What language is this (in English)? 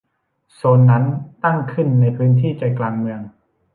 Thai